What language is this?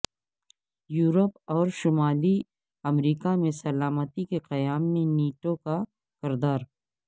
Urdu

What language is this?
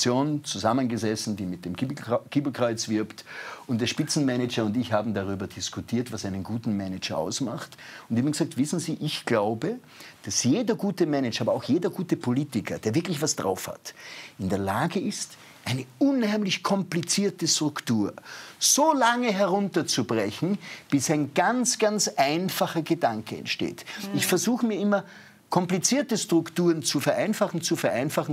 German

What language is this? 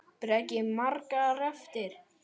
Icelandic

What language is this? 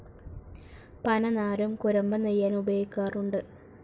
Malayalam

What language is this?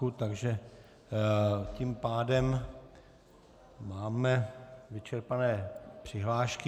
Czech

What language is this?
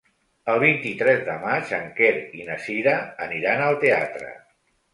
Catalan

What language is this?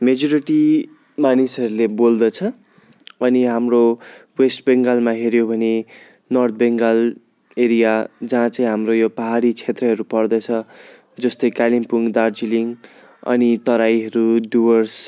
Nepali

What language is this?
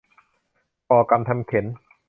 Thai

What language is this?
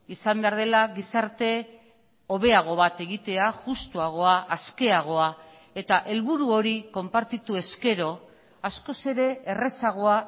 Basque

